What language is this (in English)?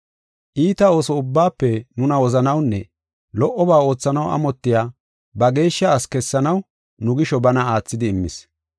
Gofa